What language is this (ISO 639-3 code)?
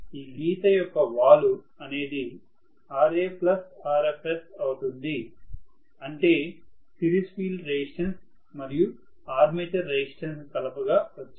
tel